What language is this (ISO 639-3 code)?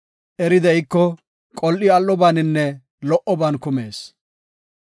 gof